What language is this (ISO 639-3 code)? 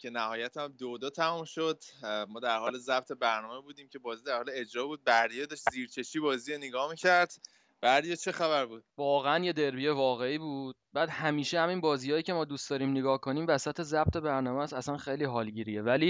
fas